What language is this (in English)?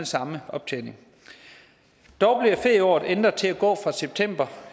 Danish